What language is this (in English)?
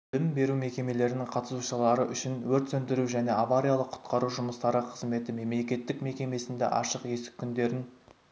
Kazakh